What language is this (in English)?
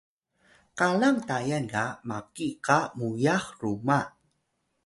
Atayal